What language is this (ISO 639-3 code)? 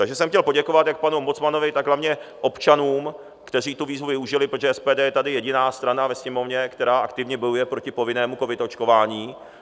ces